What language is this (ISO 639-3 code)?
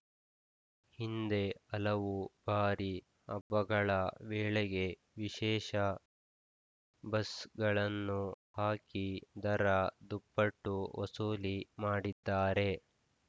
kan